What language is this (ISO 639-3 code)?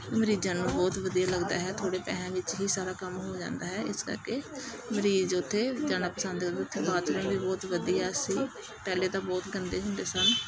pan